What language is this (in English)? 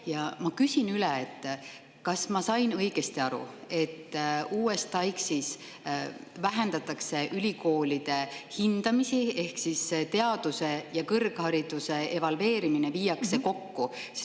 Estonian